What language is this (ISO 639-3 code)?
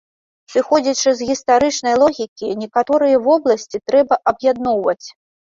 bel